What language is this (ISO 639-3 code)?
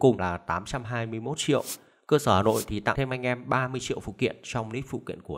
vie